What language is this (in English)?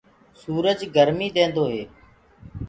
Gurgula